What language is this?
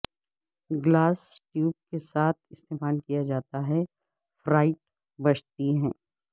Urdu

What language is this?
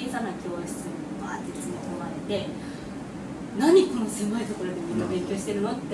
Japanese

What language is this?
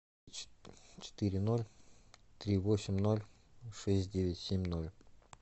Russian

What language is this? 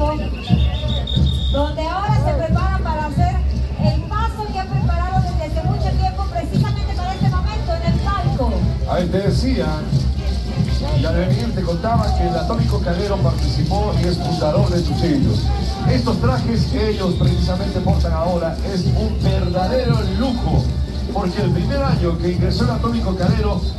Spanish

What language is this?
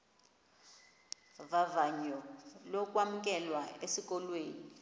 Xhosa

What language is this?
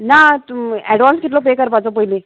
Konkani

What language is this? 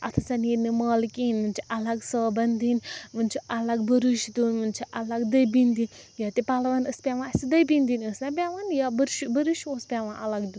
Kashmiri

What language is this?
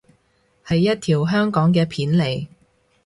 Cantonese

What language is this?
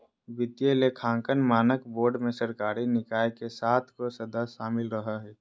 Magahi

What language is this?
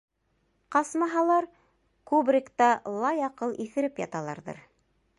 Bashkir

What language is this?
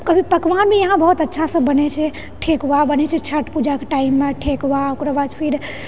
Maithili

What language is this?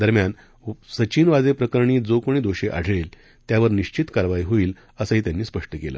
Marathi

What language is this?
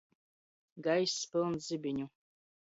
Latgalian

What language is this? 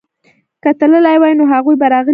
Pashto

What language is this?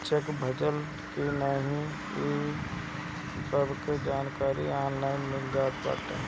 Bhojpuri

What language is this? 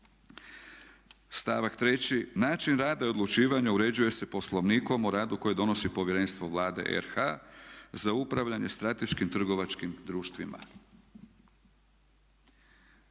Croatian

